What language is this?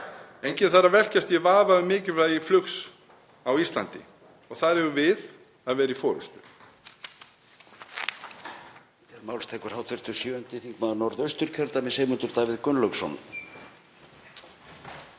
Icelandic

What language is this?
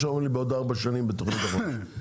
Hebrew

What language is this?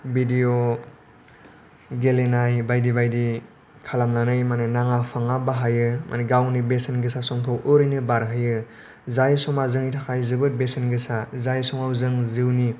Bodo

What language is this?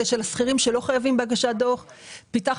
Hebrew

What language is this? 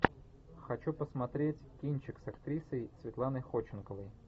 Russian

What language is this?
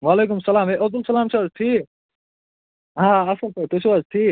Kashmiri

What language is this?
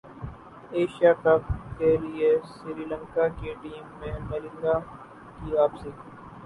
Urdu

